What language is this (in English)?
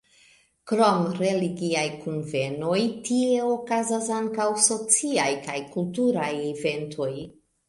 Esperanto